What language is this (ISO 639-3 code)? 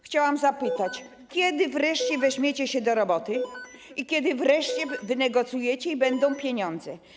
pol